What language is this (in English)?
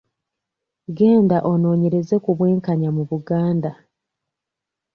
Ganda